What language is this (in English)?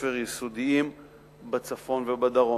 Hebrew